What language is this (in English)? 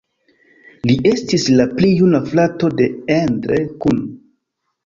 Esperanto